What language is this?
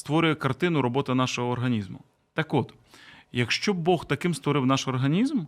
Ukrainian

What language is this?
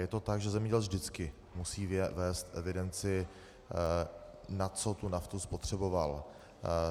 Czech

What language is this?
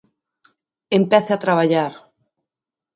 Galician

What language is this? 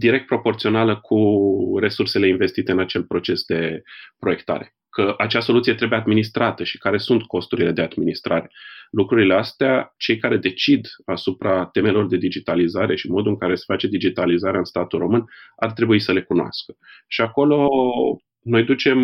Romanian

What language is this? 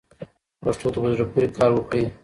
Pashto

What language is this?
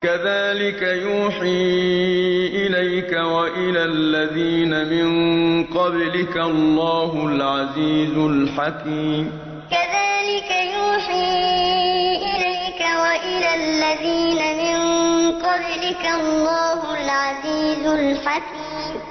Arabic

